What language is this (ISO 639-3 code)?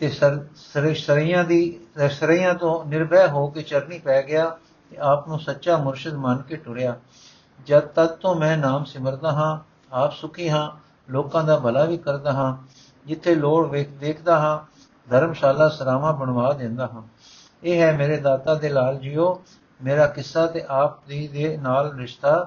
pan